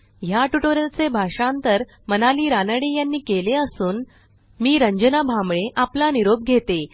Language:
Marathi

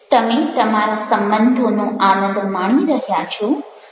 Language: Gujarati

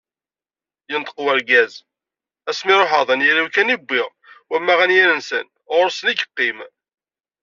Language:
Kabyle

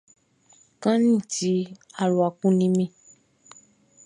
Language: Baoulé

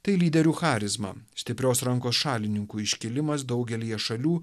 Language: Lithuanian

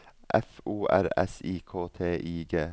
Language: Norwegian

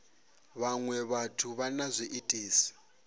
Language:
Venda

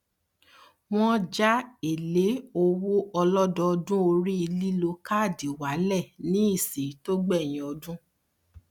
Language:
Yoruba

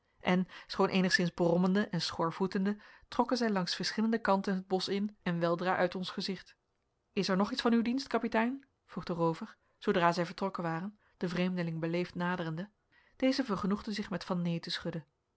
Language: Dutch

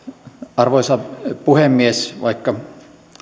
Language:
Finnish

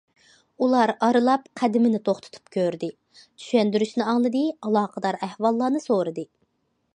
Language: Uyghur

